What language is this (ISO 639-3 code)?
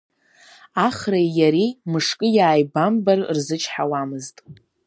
abk